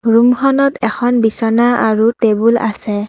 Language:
Assamese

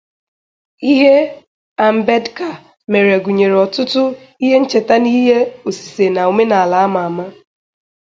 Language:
Igbo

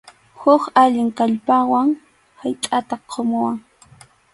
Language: Arequipa-La Unión Quechua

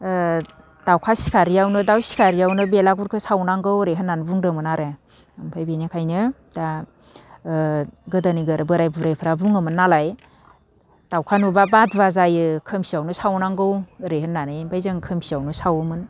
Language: Bodo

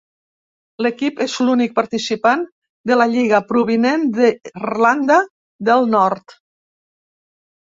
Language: Catalan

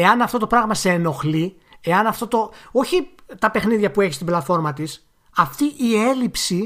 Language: Greek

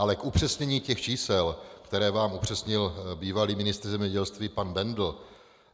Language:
Czech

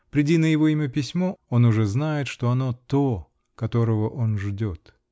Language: Russian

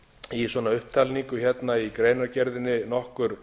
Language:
Icelandic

